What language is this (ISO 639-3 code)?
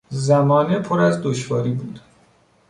fas